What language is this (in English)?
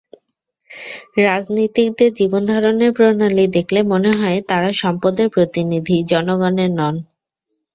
Bangla